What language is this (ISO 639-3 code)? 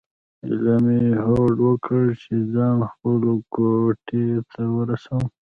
pus